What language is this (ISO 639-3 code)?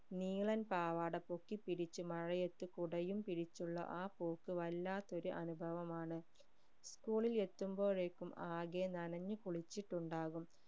mal